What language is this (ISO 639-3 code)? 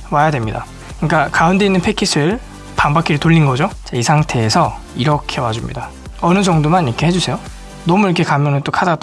kor